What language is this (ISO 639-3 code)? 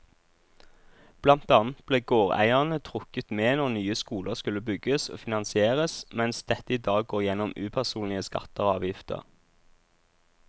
nor